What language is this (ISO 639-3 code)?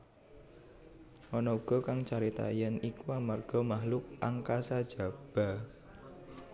jav